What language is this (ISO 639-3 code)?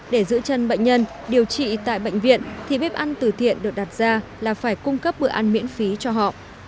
vie